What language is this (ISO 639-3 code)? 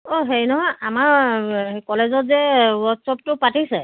asm